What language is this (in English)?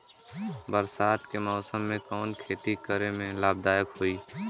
Bhojpuri